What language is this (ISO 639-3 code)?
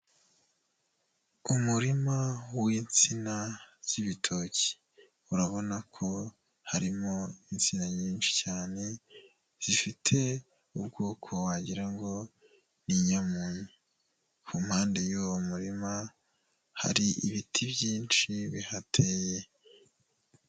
kin